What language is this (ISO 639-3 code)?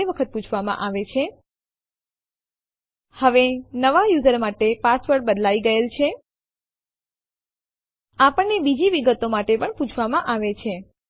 guj